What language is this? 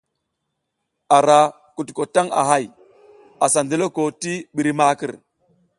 South Giziga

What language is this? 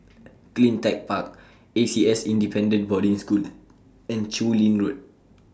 English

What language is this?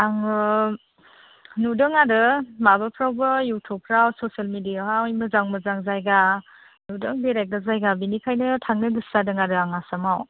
Bodo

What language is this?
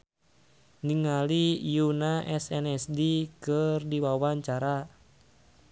Sundanese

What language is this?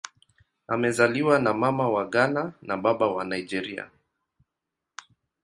Swahili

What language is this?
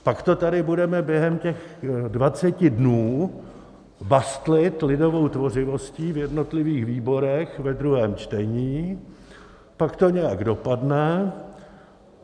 Czech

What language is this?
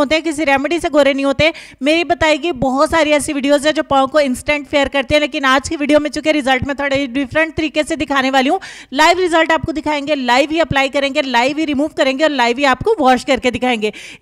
Hindi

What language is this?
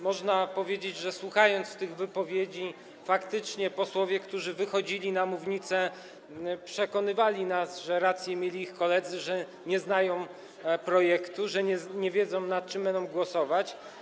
Polish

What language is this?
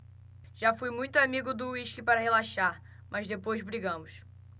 Portuguese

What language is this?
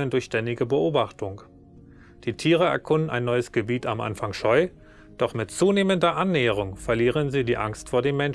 German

